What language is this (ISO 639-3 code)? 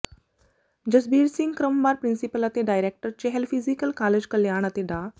pan